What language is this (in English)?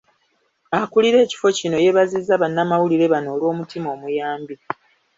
Ganda